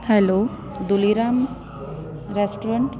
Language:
Sindhi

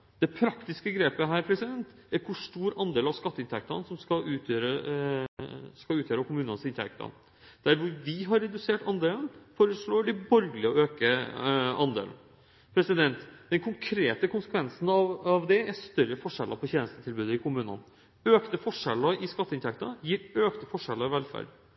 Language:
Norwegian Bokmål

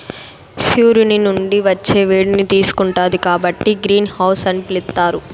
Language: Telugu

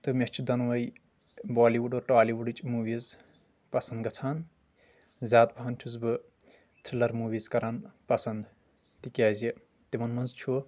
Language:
Kashmiri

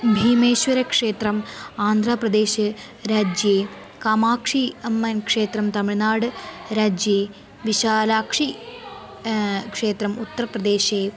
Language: Sanskrit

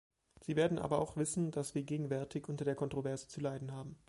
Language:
German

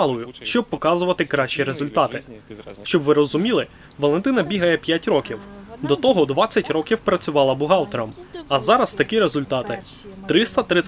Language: Ukrainian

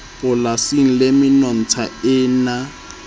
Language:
Southern Sotho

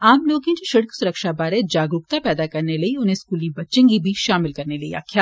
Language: Dogri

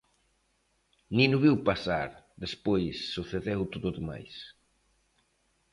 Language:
Galician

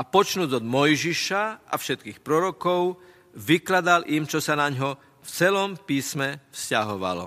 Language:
Slovak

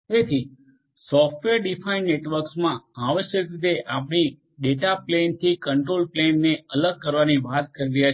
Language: Gujarati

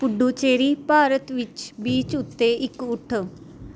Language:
Punjabi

